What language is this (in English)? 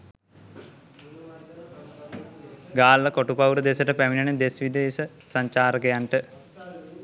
Sinhala